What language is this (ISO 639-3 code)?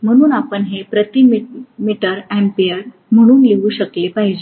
mar